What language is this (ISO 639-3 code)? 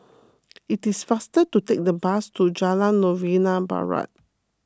eng